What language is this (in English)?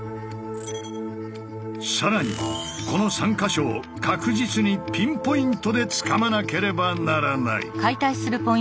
Japanese